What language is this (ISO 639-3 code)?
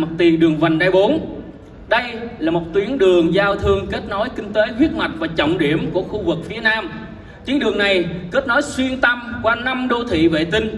vie